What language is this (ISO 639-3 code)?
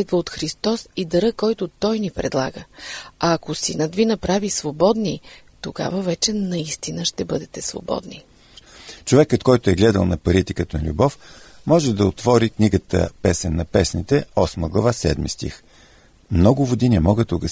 bul